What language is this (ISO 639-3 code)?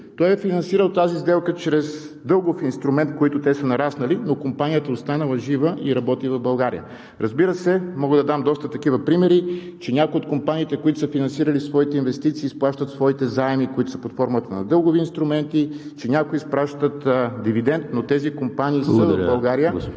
bul